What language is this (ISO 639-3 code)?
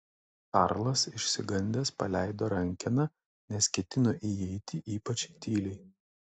lit